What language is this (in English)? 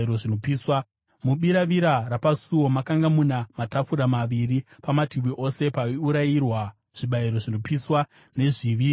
Shona